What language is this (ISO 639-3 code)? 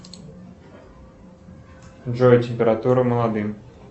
rus